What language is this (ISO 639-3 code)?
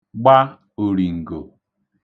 ibo